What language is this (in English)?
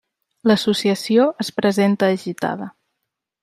Catalan